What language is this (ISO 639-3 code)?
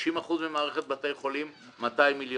heb